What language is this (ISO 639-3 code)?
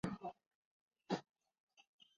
zho